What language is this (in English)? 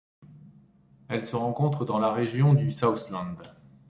French